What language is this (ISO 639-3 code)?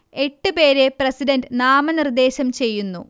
mal